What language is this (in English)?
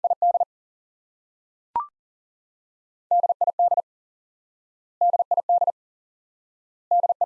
English